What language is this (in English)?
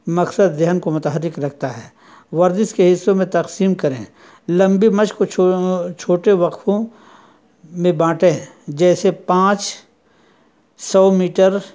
Urdu